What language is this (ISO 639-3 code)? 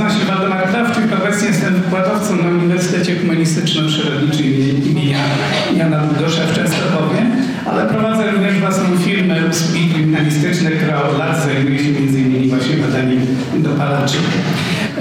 pol